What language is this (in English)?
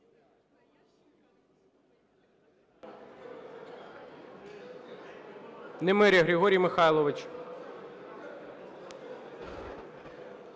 Ukrainian